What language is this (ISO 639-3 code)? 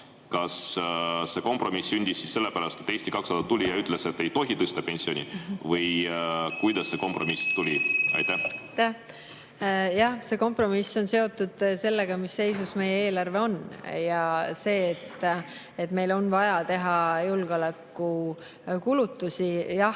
est